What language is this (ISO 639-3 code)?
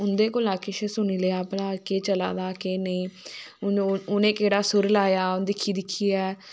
doi